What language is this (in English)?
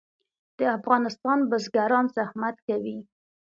Pashto